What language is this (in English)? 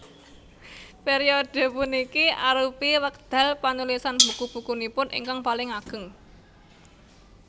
Javanese